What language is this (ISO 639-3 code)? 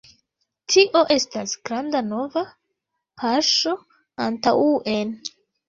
epo